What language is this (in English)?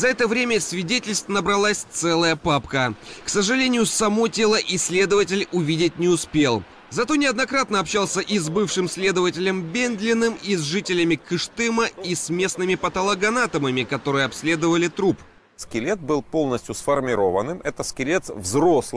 Russian